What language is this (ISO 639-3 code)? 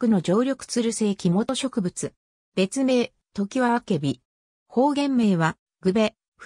jpn